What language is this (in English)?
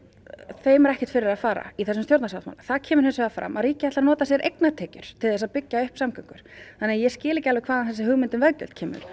Icelandic